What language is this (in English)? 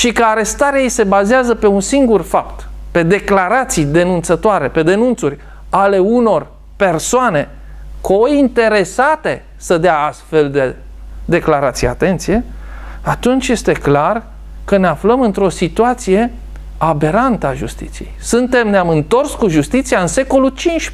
Romanian